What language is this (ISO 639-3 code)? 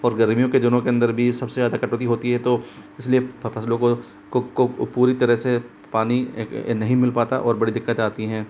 hin